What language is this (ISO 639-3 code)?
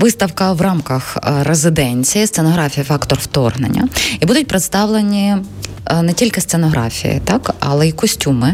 ukr